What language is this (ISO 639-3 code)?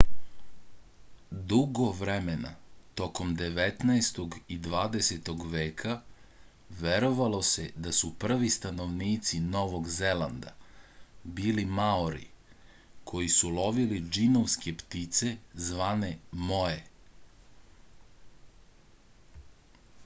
srp